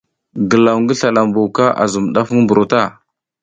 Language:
South Giziga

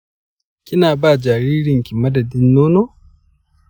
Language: Hausa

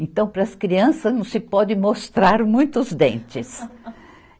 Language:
Portuguese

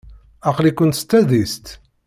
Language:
Kabyle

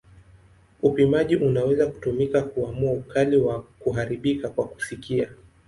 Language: Swahili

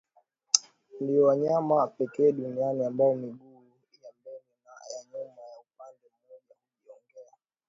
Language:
Swahili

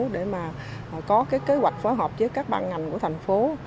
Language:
Vietnamese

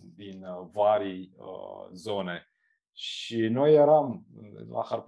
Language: Romanian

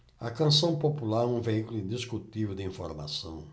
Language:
Portuguese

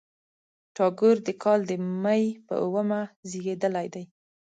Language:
Pashto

